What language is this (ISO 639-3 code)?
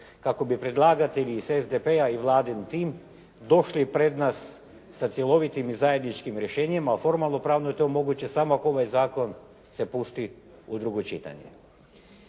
hrv